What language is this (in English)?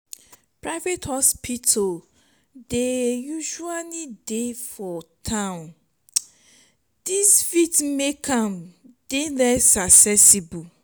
Nigerian Pidgin